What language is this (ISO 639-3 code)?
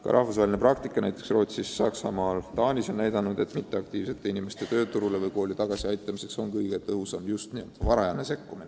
est